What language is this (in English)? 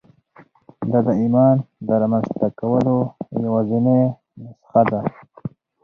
Pashto